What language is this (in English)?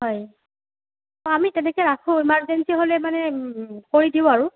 Assamese